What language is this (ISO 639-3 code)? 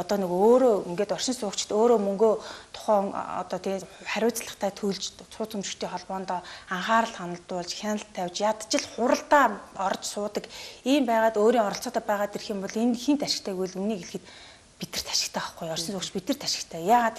ara